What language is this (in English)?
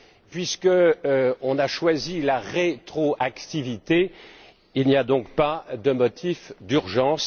French